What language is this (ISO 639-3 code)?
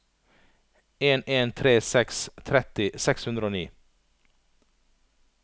nor